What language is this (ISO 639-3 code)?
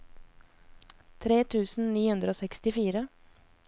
nor